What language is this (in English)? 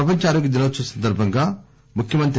Telugu